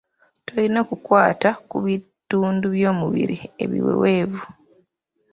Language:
Ganda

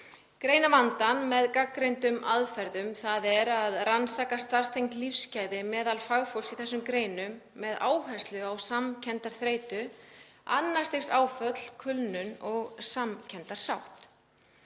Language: Icelandic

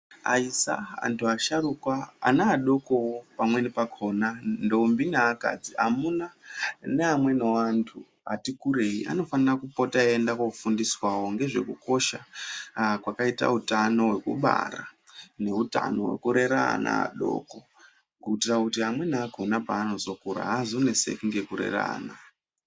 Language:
Ndau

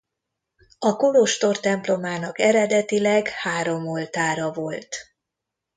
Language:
Hungarian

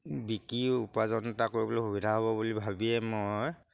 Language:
Assamese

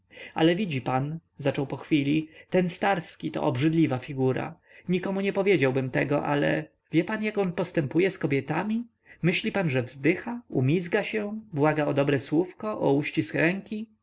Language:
Polish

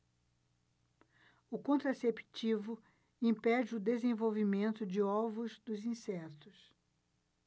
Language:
Portuguese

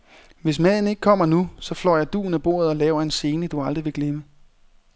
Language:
Danish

